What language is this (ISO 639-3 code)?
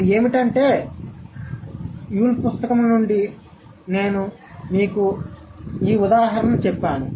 tel